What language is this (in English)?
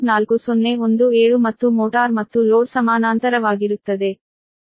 Kannada